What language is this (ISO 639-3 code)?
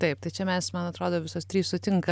lit